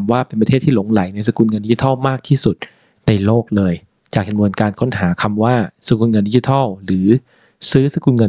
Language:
Thai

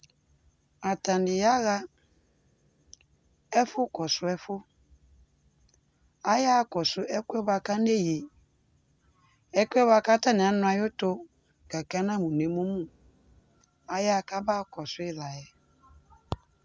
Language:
Ikposo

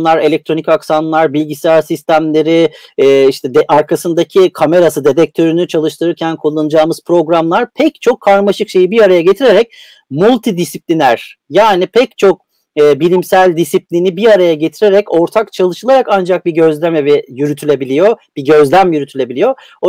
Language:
Turkish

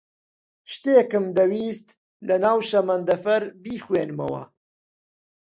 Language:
Central Kurdish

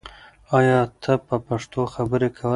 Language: Pashto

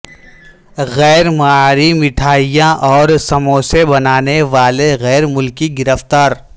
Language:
Urdu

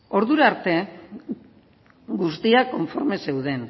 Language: Basque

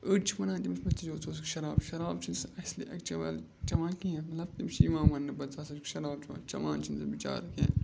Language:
Kashmiri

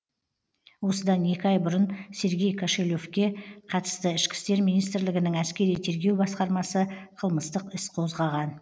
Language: Kazakh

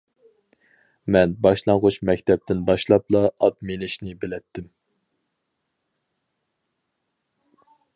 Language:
Uyghur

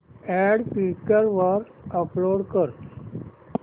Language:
Marathi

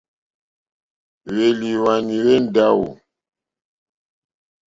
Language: Mokpwe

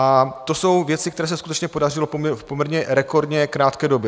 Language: Czech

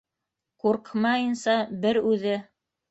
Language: Bashkir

